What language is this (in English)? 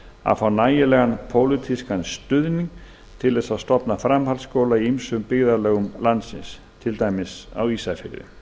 Icelandic